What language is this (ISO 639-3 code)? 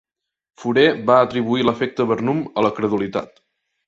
cat